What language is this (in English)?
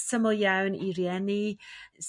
Welsh